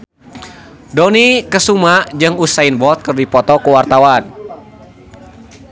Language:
Sundanese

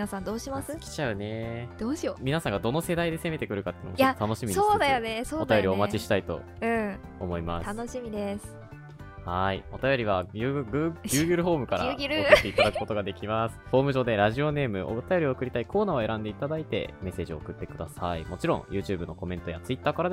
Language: Japanese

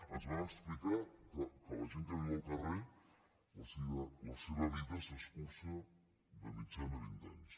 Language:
Catalan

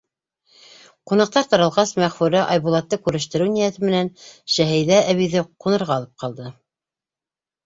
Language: Bashkir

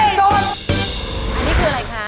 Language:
Thai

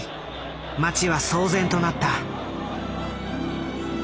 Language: Japanese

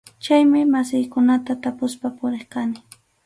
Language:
Arequipa-La Unión Quechua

